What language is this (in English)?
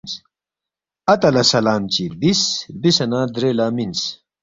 Balti